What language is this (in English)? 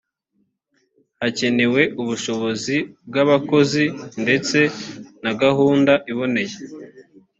Kinyarwanda